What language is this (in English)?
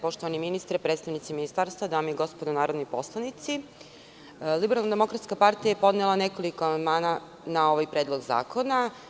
Serbian